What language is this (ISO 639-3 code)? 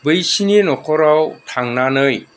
brx